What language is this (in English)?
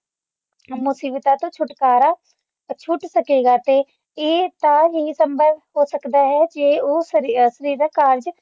Punjabi